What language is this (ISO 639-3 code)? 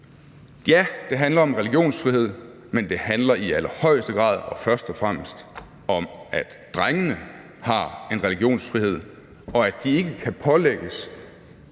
dan